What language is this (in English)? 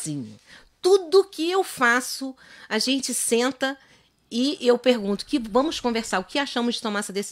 Portuguese